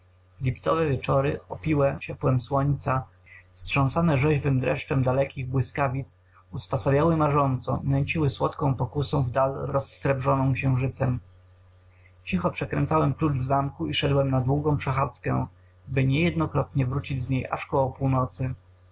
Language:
Polish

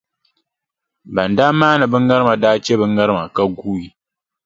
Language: Dagbani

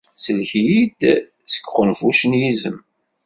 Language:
Kabyle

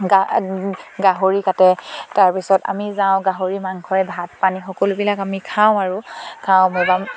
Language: Assamese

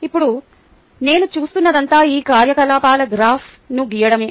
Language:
Telugu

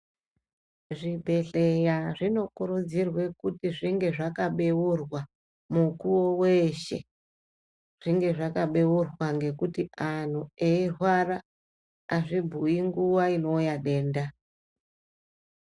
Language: Ndau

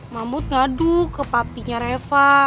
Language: Indonesian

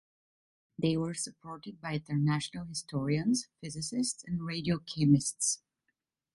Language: English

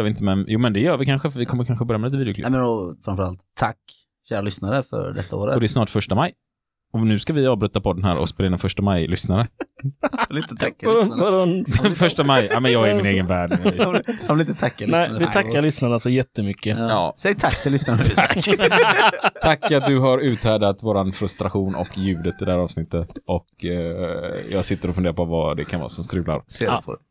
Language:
Swedish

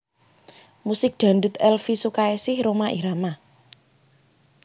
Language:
Javanese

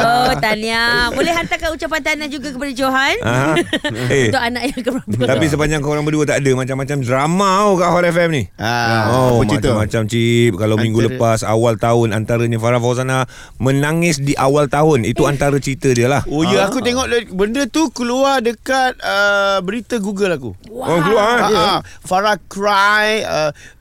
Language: Malay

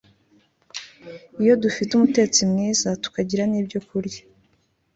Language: Kinyarwanda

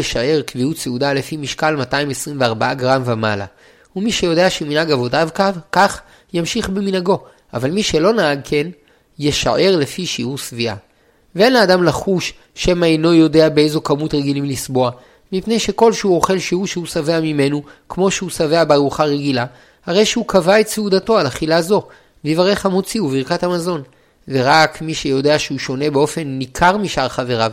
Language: Hebrew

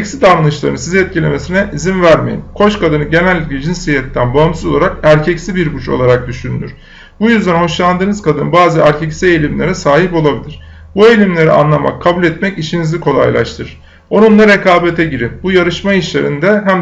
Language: Turkish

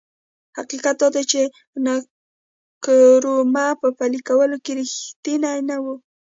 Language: Pashto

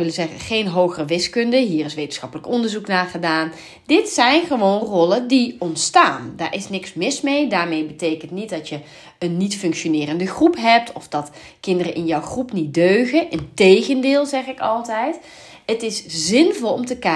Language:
Dutch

